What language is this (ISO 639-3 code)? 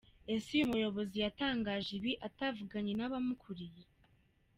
kin